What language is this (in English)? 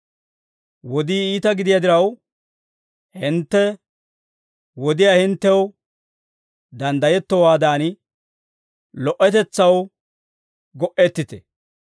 Dawro